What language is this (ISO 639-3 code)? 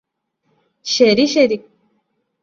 mal